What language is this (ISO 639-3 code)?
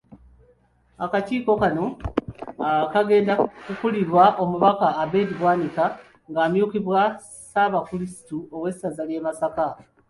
lug